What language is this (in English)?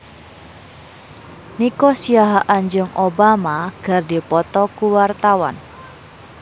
Sundanese